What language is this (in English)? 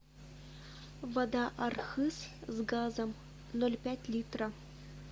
Russian